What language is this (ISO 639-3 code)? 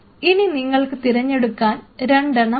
mal